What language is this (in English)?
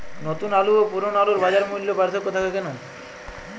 Bangla